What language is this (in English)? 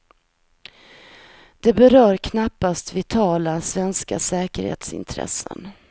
Swedish